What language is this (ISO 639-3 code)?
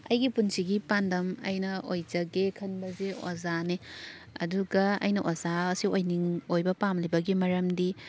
mni